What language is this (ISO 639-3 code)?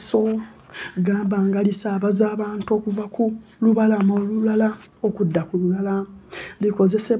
lug